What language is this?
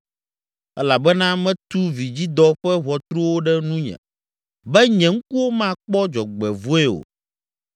Ewe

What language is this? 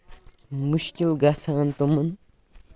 Kashmiri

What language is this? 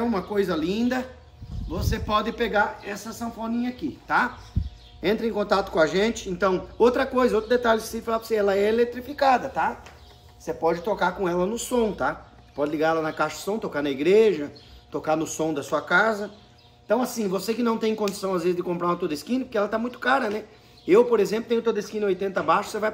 Portuguese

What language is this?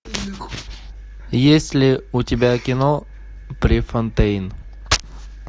Russian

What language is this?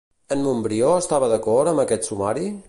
Catalan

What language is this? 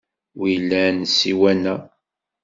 Kabyle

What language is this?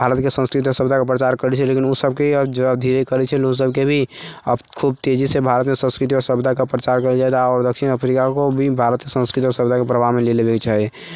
Maithili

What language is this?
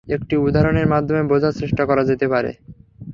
Bangla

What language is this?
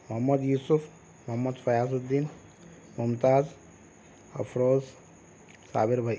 Urdu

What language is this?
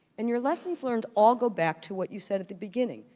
English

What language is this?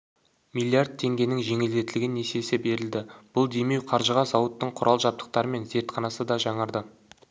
Kazakh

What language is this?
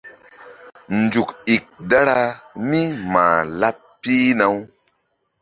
Mbum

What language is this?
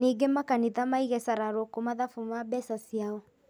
Kikuyu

